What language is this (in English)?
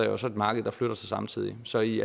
Danish